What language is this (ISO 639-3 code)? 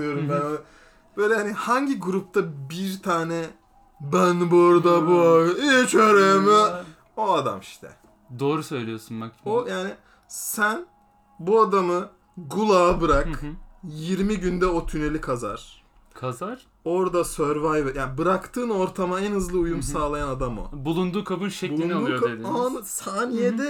tur